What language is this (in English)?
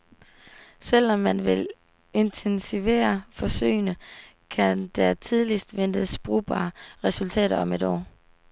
Danish